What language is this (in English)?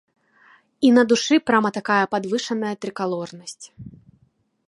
Belarusian